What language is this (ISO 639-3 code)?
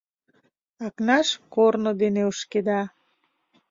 chm